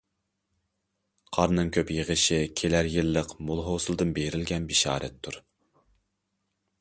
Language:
Uyghur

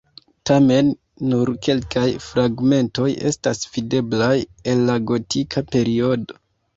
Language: Esperanto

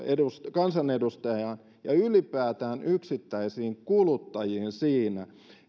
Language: Finnish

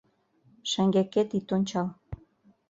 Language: Mari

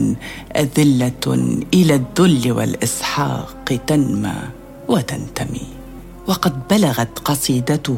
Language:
Arabic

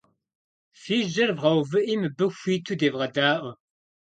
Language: Kabardian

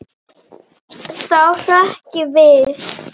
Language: Icelandic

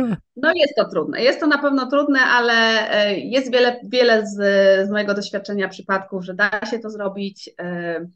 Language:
Polish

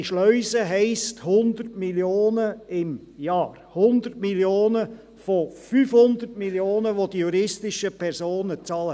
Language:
Swiss German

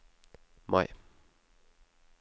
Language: Norwegian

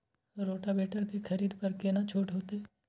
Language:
Maithili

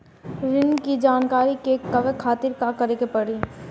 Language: Bhojpuri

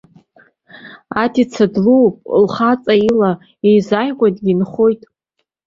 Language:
Abkhazian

